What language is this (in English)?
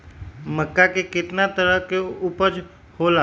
Magahi